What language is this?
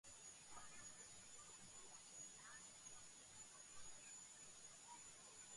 Georgian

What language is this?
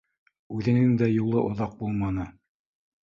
Bashkir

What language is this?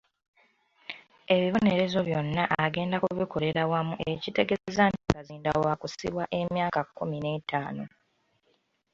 Ganda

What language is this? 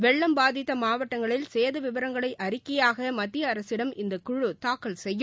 Tamil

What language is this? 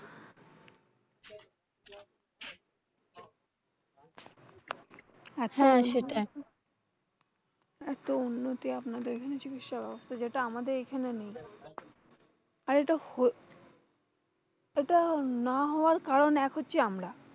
Bangla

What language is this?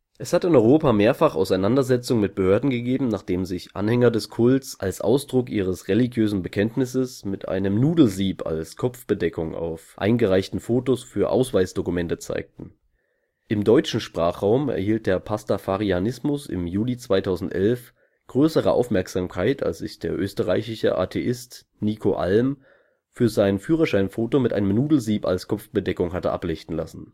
German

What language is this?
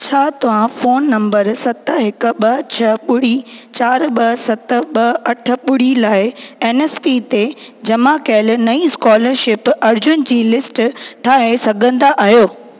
Sindhi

